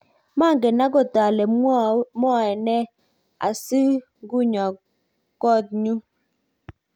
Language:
Kalenjin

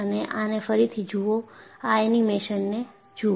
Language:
Gujarati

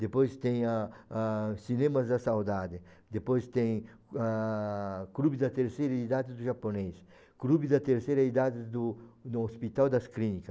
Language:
Portuguese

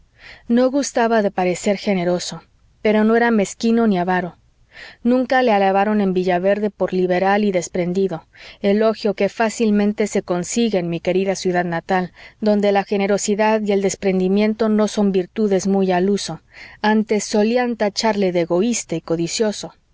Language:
Spanish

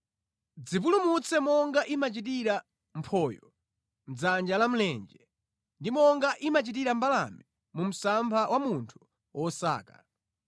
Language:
Nyanja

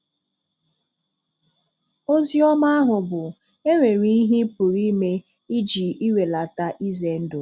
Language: Igbo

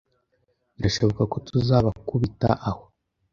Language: Kinyarwanda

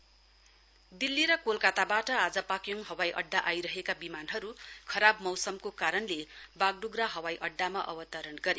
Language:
Nepali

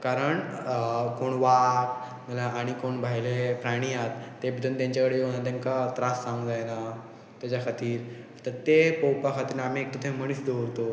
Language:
Konkani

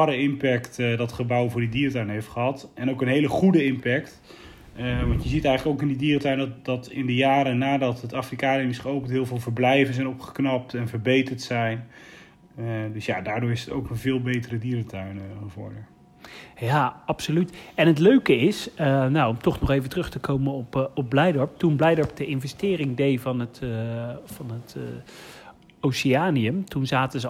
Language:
Dutch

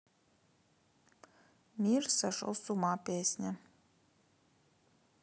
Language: Russian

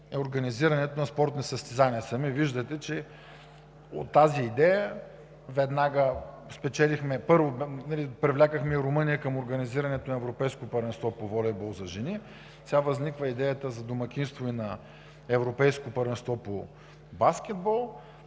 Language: Bulgarian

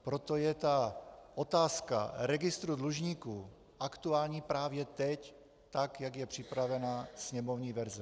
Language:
Czech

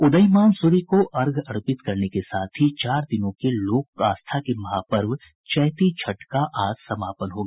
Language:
Hindi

